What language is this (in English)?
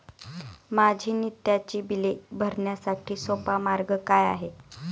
Marathi